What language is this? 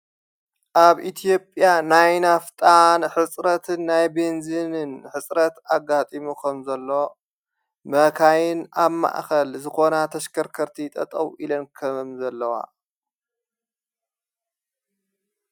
Tigrinya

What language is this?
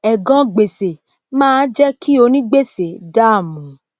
Yoruba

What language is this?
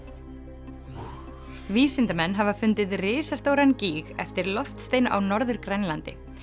Icelandic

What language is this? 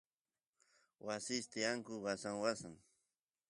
Santiago del Estero Quichua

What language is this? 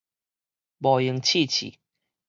Min Nan Chinese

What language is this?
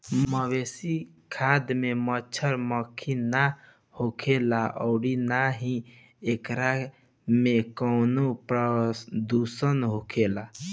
Bhojpuri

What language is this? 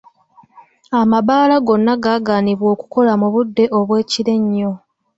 Ganda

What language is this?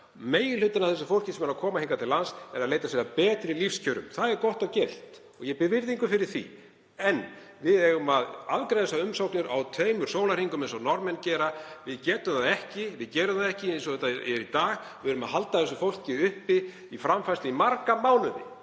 Icelandic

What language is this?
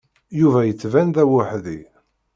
Kabyle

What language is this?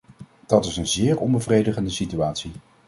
Dutch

